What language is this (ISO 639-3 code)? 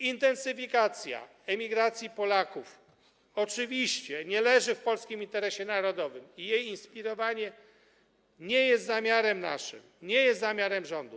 pol